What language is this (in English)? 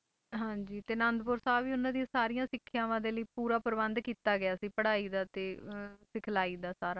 Punjabi